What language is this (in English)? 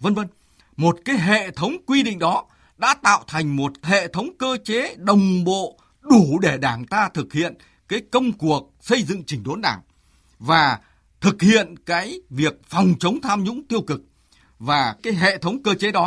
Vietnamese